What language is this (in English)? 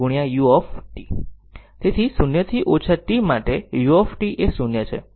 Gujarati